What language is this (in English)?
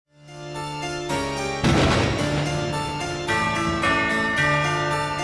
Spanish